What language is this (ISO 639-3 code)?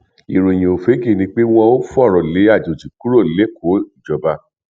yor